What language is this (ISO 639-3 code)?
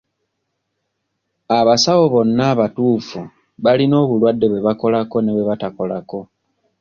lug